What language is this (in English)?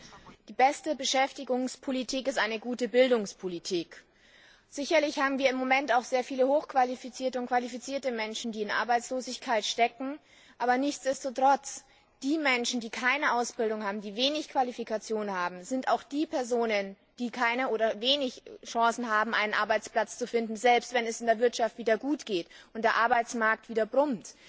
German